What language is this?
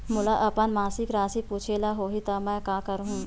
Chhattisgarhi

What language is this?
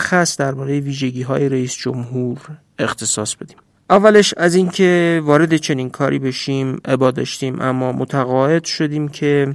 Persian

